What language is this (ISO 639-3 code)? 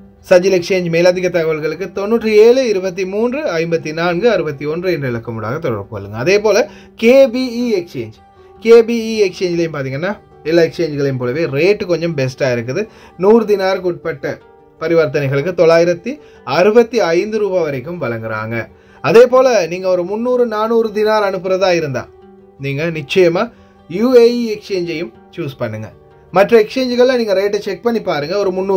tam